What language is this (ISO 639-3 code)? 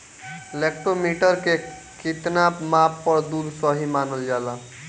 bho